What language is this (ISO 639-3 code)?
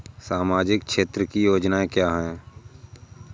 hin